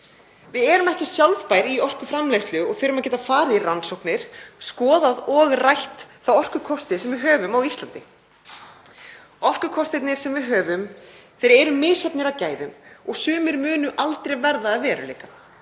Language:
Icelandic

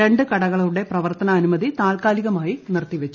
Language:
Malayalam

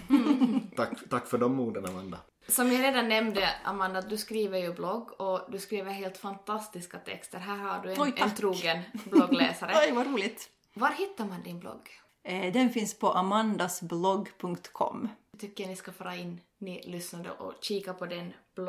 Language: Swedish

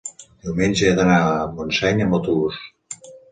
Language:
Catalan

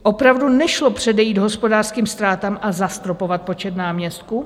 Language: Czech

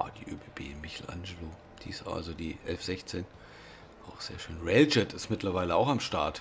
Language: German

